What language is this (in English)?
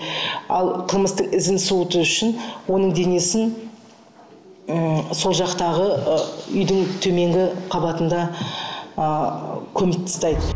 Kazakh